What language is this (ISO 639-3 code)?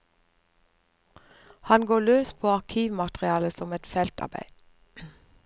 nor